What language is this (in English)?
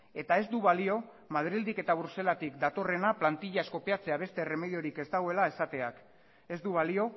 Basque